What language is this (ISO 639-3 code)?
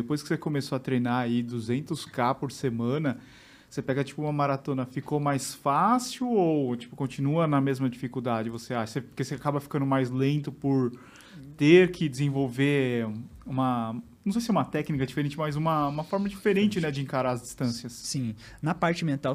por